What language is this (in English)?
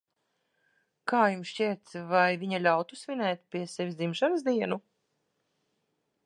Latvian